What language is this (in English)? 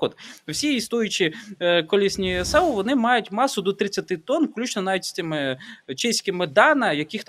Ukrainian